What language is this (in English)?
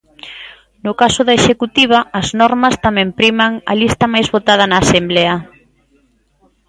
Galician